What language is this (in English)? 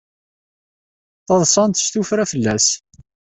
Kabyle